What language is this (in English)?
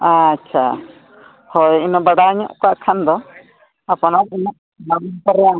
Santali